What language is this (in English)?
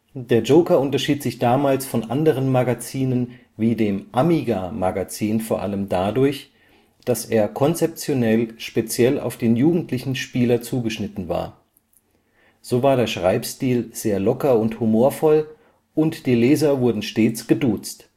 German